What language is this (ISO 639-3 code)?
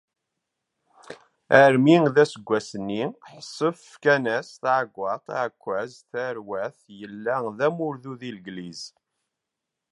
kab